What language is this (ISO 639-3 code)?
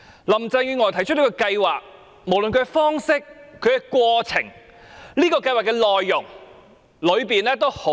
yue